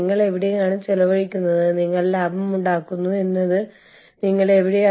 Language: Malayalam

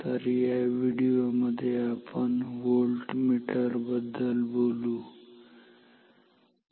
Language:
Marathi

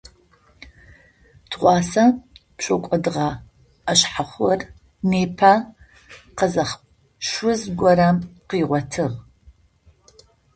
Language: Adyghe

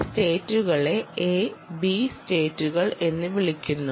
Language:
Malayalam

